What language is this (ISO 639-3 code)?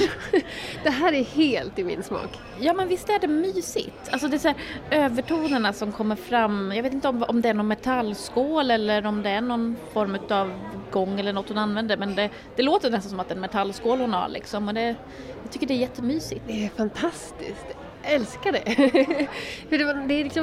swe